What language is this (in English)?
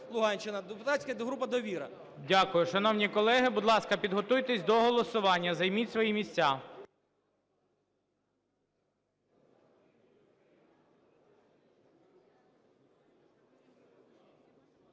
Ukrainian